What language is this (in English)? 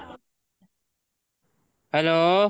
Punjabi